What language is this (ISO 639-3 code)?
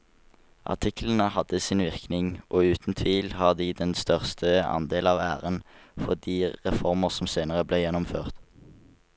nor